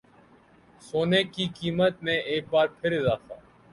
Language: Urdu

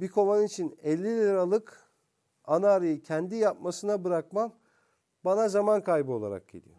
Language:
Turkish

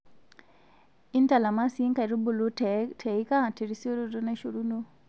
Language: Masai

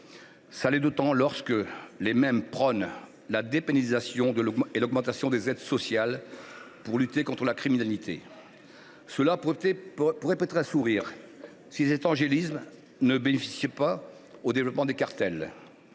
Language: French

